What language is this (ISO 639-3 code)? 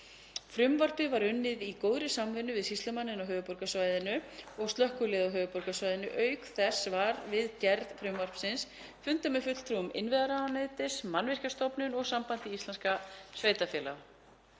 isl